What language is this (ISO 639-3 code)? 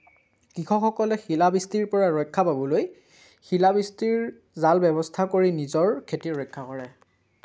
asm